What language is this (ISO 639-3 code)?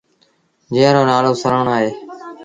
sbn